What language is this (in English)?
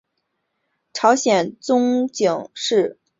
Chinese